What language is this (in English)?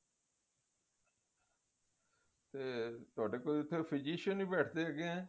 Punjabi